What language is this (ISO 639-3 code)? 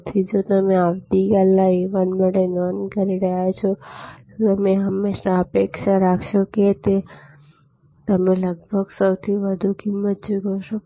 guj